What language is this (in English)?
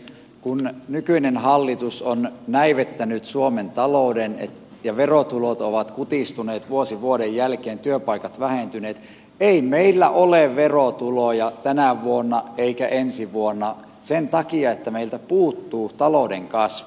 Finnish